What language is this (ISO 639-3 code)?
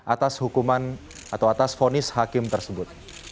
ind